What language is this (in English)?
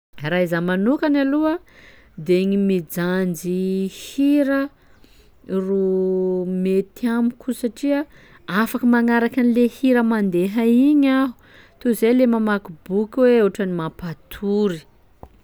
Sakalava Malagasy